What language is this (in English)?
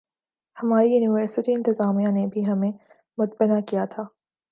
Urdu